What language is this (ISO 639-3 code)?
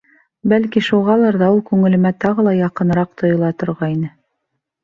bak